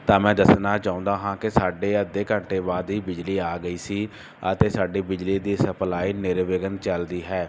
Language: Punjabi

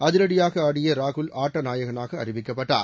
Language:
Tamil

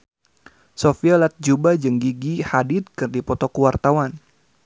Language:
Sundanese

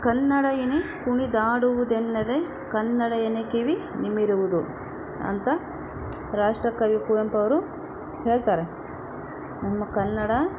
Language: Kannada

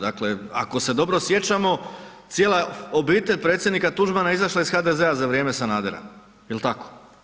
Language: Croatian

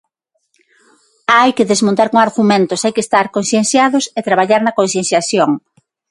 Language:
Galician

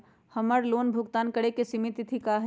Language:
Magahi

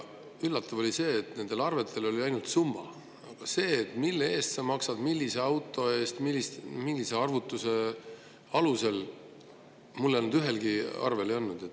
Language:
Estonian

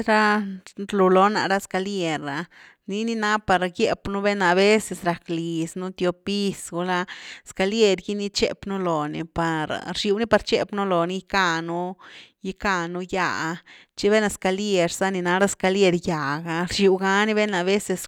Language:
Güilá Zapotec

